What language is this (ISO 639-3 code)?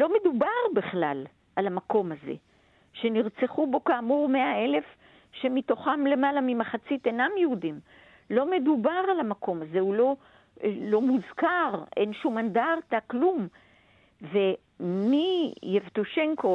heb